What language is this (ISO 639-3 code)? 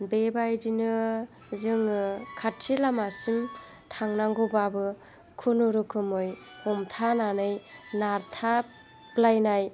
brx